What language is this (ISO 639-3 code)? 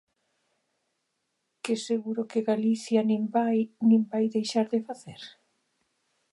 glg